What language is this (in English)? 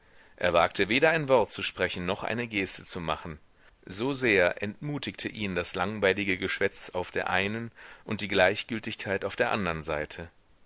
German